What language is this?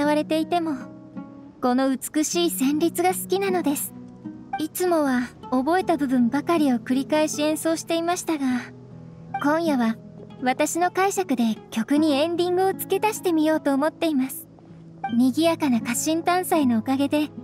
Japanese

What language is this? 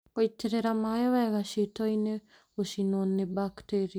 Kikuyu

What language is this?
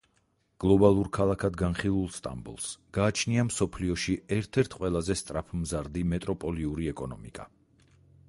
Georgian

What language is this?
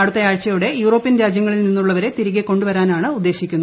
Malayalam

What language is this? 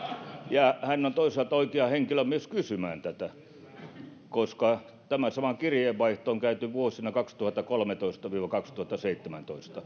Finnish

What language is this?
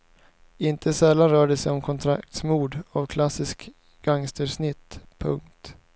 Swedish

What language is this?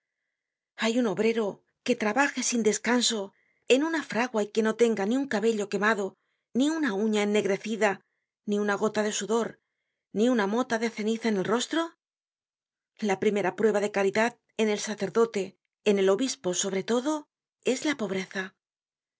Spanish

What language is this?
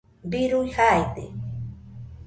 Nüpode Huitoto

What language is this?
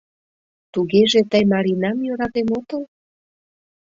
Mari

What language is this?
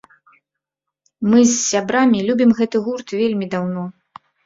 Belarusian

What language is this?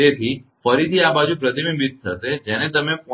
Gujarati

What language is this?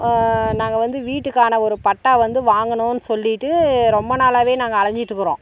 Tamil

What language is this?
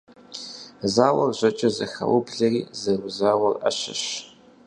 Kabardian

